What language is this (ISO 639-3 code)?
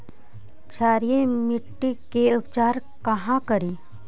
mag